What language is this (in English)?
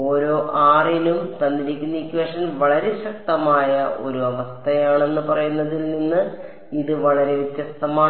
Malayalam